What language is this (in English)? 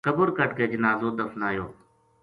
Gujari